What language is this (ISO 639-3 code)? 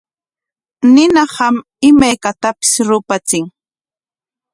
qwa